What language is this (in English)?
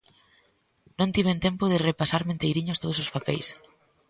Galician